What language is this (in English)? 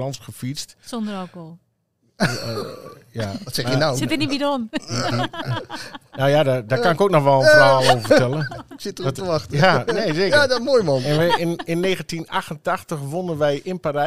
Dutch